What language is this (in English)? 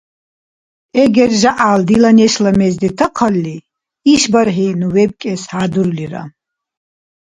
Dargwa